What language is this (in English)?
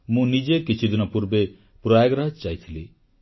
Odia